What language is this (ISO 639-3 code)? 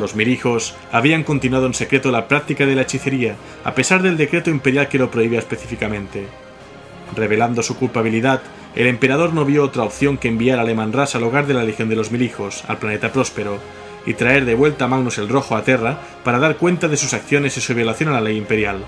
spa